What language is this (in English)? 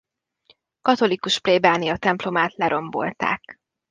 Hungarian